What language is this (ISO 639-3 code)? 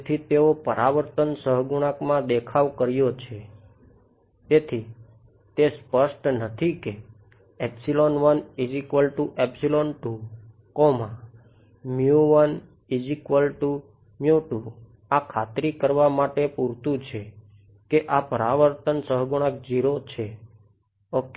guj